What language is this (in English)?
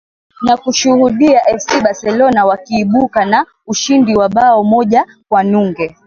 Swahili